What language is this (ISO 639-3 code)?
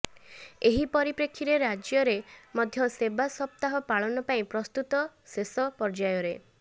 ori